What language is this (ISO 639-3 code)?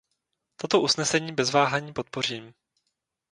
ces